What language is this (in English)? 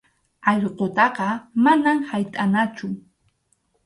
Arequipa-La Unión Quechua